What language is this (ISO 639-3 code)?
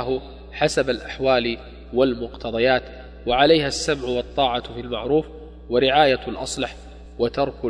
ara